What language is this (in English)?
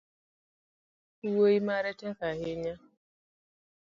Luo (Kenya and Tanzania)